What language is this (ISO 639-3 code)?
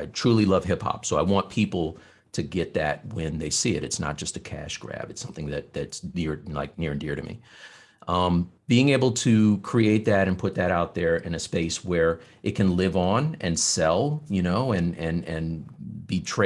eng